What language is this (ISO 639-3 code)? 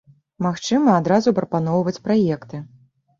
bel